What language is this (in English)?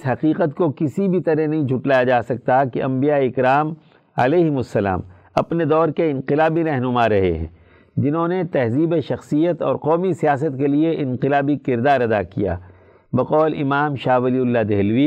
Urdu